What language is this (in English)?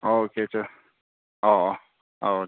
Manipuri